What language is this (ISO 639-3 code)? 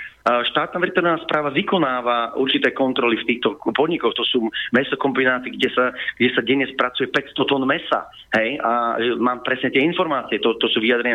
slk